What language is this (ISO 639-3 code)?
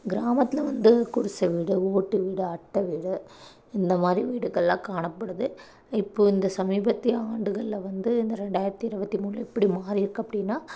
tam